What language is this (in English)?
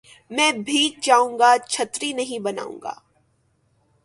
Urdu